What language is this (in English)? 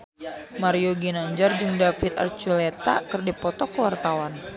Sundanese